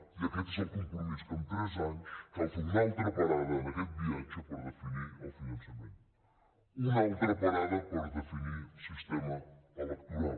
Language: Catalan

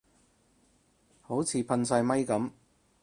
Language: Cantonese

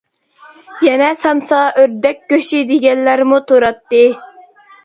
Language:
Uyghur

